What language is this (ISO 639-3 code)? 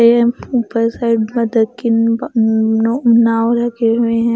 hin